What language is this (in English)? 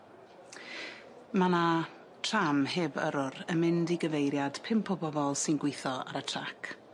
Welsh